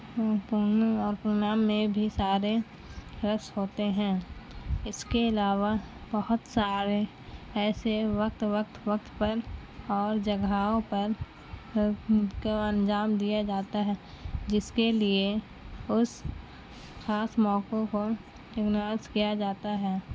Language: Urdu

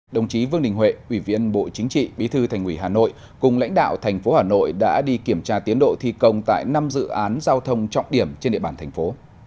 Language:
Vietnamese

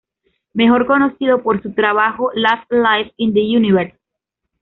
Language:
Spanish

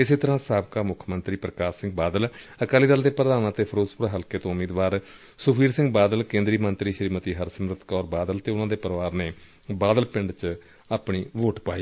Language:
Punjabi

